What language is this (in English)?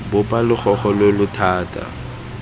Tswana